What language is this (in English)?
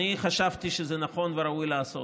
Hebrew